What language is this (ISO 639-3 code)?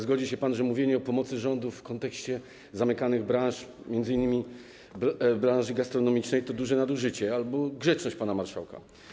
pol